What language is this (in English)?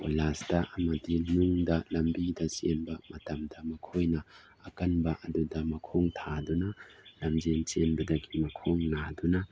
Manipuri